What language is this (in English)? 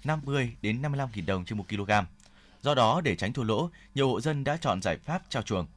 Vietnamese